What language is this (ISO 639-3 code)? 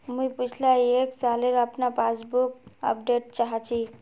mag